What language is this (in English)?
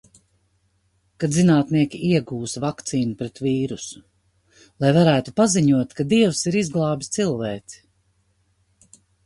Latvian